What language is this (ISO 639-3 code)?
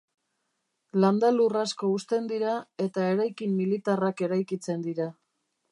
eus